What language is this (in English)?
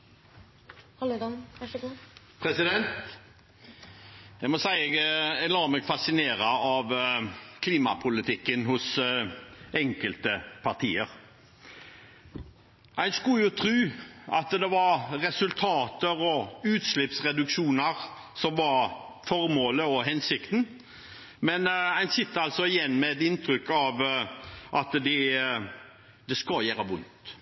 Norwegian Bokmål